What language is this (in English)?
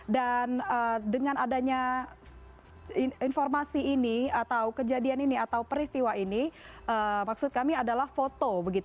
Indonesian